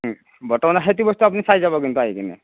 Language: Assamese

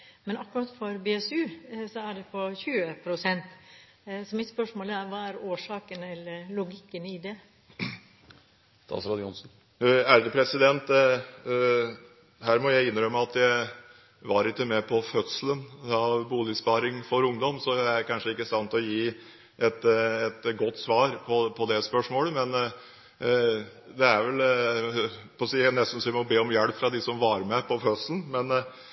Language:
Norwegian Bokmål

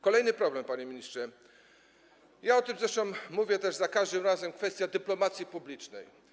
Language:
Polish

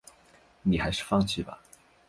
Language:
Chinese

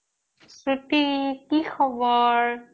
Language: Assamese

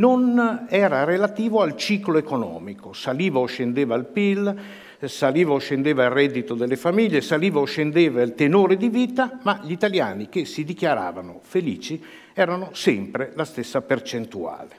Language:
Italian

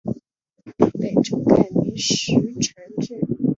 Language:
Chinese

